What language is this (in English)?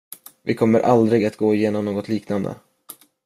Swedish